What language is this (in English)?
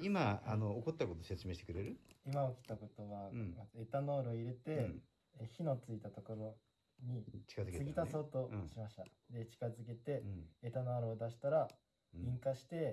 Japanese